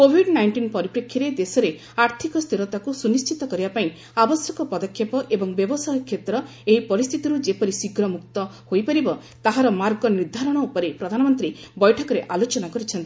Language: Odia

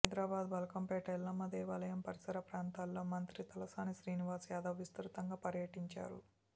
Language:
Telugu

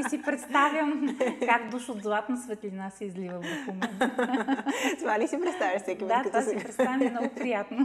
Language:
Bulgarian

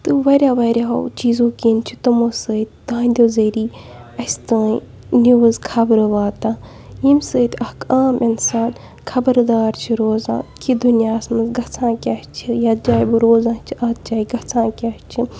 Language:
Kashmiri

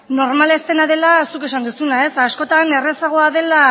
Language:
Basque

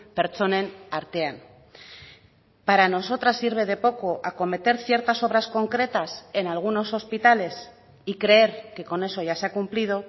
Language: Spanish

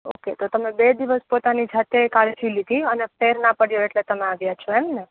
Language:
Gujarati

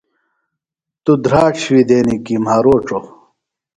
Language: Phalura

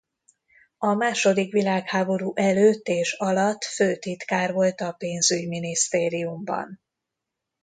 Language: Hungarian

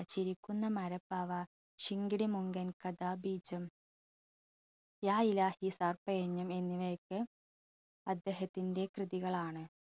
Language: Malayalam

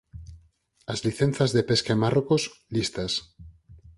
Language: Galician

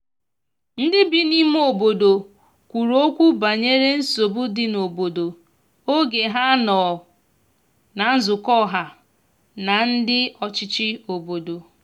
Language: Igbo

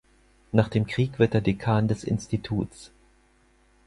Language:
German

